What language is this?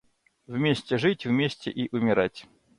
Russian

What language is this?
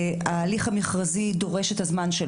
Hebrew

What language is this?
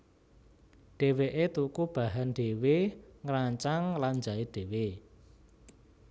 Javanese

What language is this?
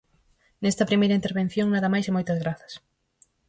Galician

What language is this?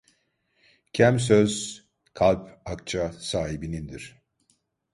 Turkish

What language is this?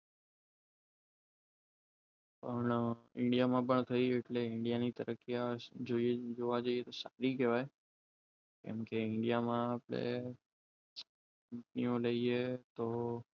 Gujarati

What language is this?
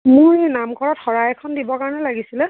Assamese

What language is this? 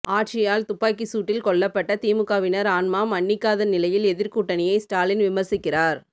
Tamil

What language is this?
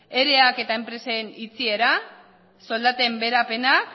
Basque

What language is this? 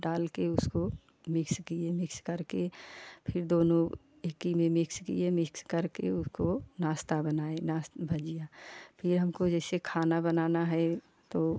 Hindi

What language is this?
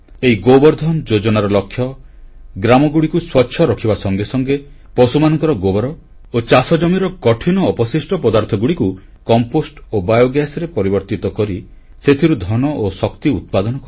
Odia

